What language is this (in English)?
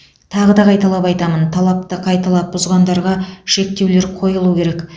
Kazakh